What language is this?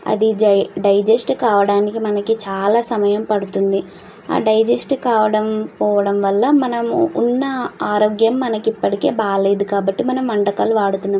Telugu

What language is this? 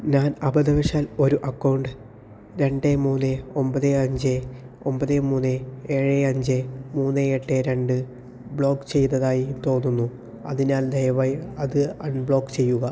Malayalam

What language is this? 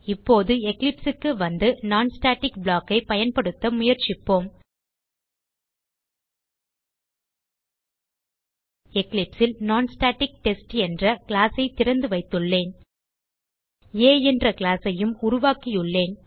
Tamil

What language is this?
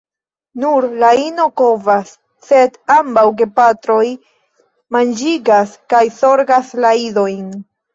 Esperanto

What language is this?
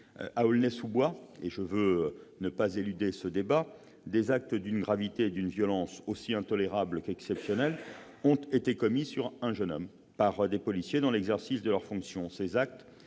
French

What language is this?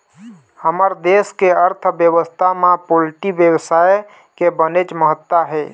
Chhattisgarhi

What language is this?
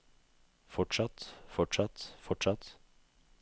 Norwegian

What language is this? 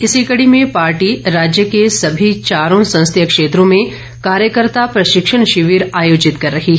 Hindi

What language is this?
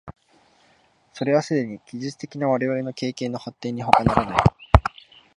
Japanese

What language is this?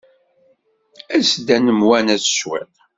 Kabyle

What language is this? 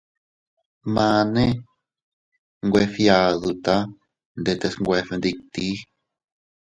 Teutila Cuicatec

